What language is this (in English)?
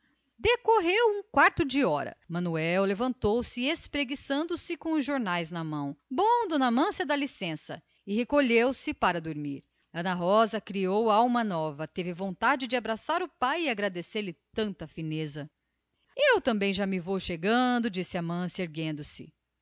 Portuguese